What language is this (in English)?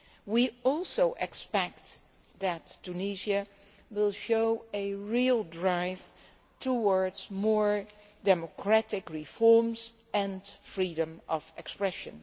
English